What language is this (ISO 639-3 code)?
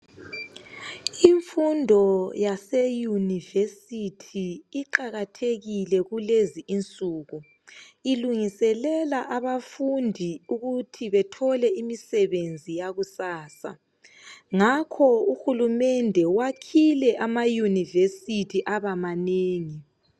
nde